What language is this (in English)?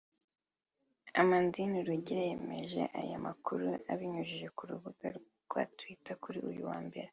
Kinyarwanda